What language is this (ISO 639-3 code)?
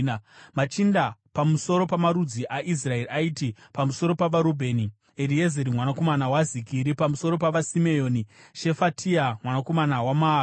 sna